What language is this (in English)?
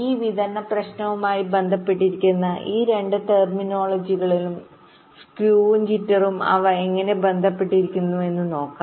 Malayalam